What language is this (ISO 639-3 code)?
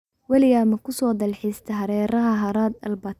som